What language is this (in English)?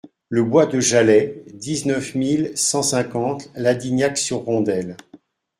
French